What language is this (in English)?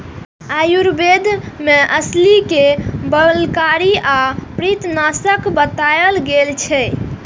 Maithili